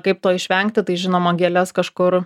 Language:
Lithuanian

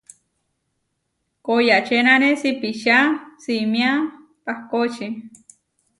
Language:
Huarijio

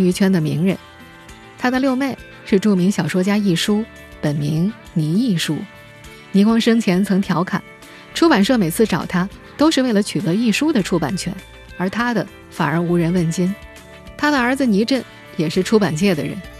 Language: Chinese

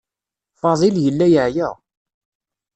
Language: Kabyle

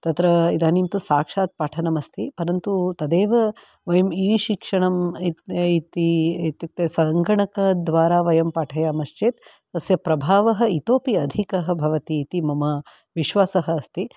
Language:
Sanskrit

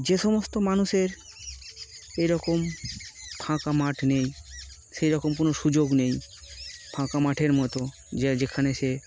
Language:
Bangla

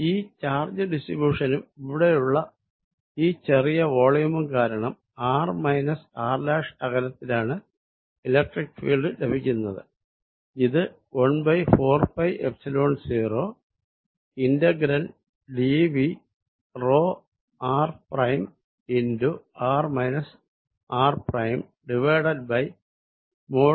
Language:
Malayalam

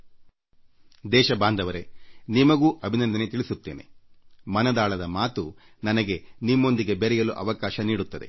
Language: Kannada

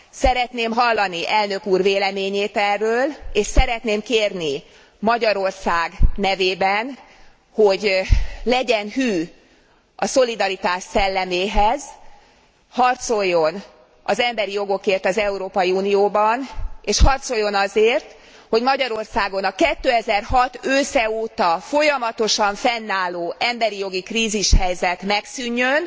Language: Hungarian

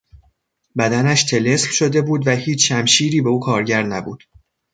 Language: Persian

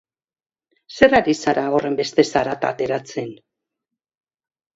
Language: Basque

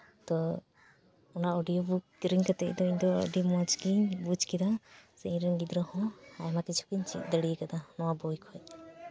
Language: Santali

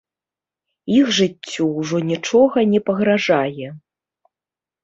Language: Belarusian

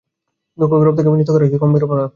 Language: Bangla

